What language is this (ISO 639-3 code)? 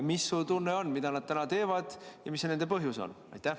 est